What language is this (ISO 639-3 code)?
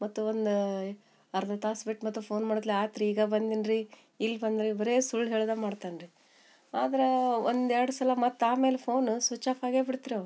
kan